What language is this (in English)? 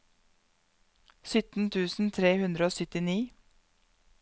Norwegian